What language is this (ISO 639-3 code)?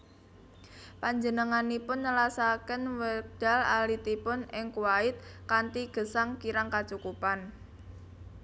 jav